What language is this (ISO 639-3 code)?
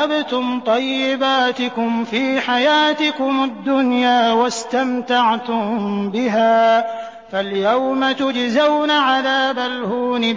ara